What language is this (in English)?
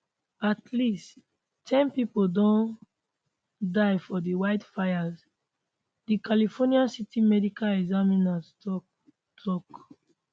Nigerian Pidgin